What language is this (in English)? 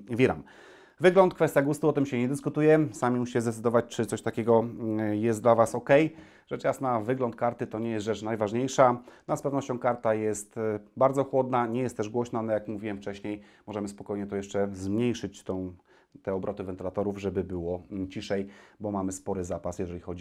Polish